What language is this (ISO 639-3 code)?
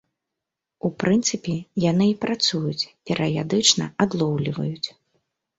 bel